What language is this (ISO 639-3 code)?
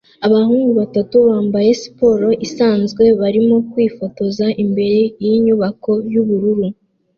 kin